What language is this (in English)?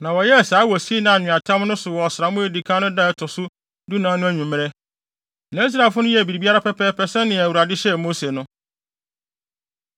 Akan